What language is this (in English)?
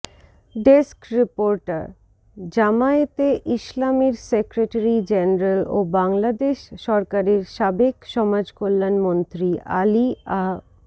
Bangla